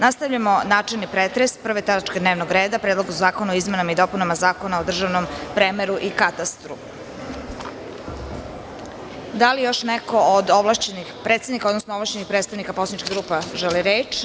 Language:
Serbian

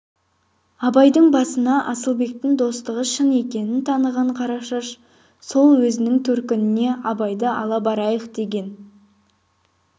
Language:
Kazakh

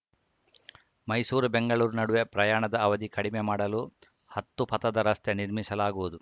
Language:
Kannada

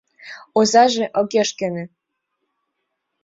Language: Mari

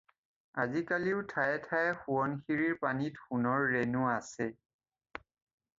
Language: Assamese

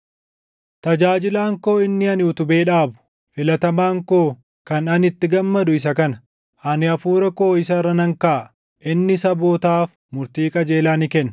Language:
Oromo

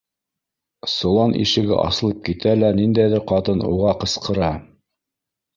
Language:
Bashkir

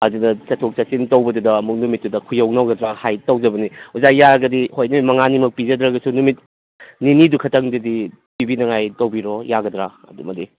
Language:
Manipuri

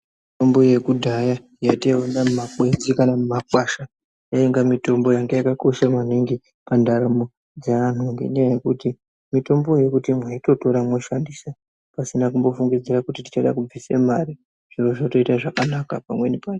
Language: Ndau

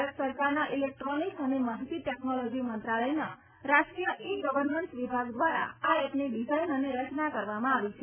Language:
Gujarati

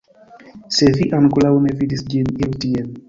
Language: Esperanto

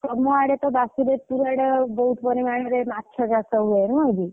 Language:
Odia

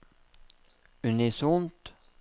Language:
Norwegian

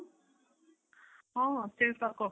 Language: Odia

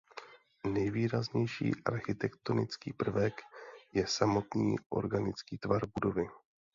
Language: Czech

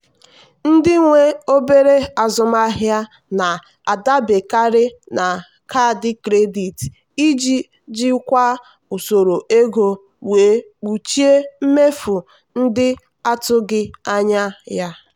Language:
Igbo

